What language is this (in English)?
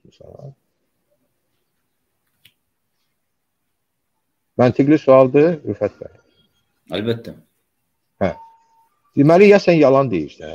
Turkish